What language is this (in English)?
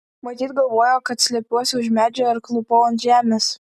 Lithuanian